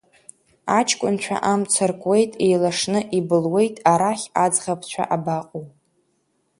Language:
Abkhazian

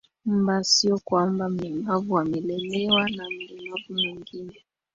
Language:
Swahili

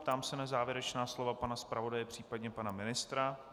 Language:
Czech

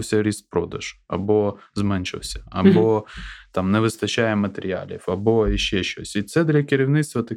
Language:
Ukrainian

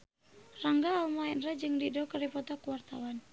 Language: Sundanese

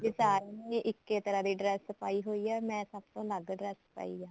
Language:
Punjabi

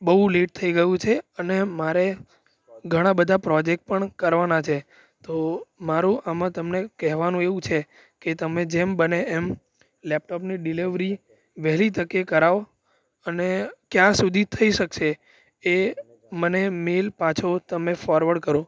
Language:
Gujarati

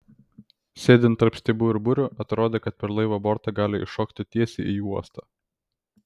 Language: Lithuanian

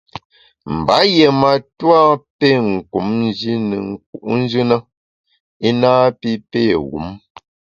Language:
Bamun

